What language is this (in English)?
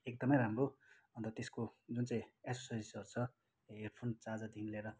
Nepali